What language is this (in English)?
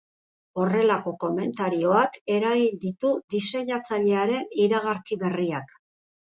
Basque